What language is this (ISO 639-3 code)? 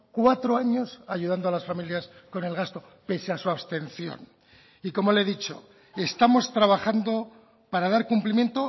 spa